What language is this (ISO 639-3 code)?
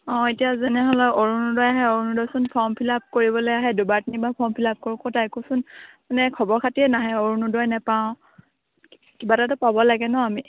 asm